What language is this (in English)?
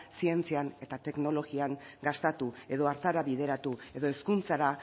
Basque